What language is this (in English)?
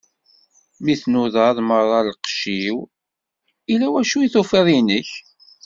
Kabyle